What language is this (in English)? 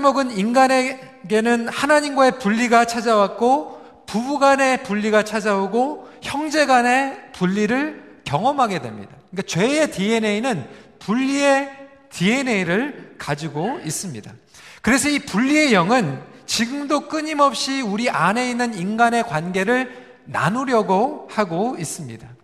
Korean